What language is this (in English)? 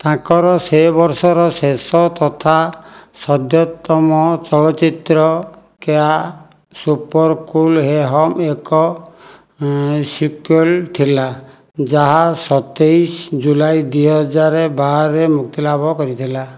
Odia